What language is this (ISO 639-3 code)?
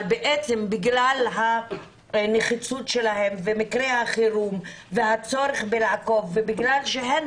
heb